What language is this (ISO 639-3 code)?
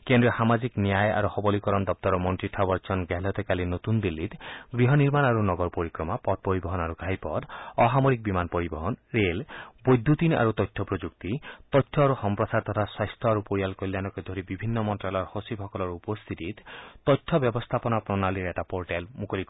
asm